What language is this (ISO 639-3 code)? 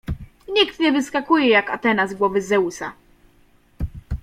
pol